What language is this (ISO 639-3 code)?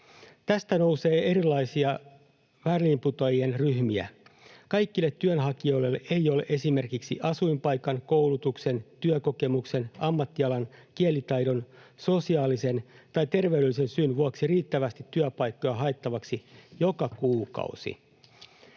fin